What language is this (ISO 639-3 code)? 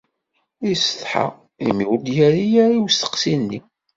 kab